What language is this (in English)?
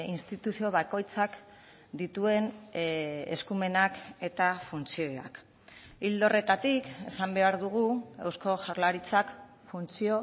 Basque